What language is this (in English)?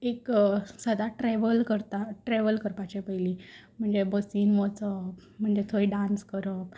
Konkani